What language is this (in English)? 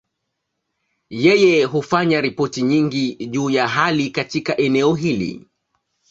Swahili